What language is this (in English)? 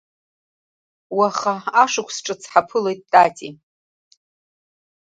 Abkhazian